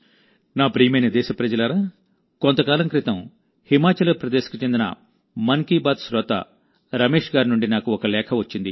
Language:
Telugu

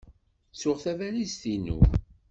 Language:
Kabyle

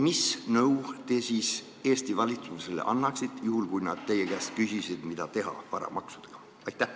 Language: Estonian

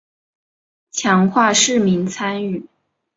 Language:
Chinese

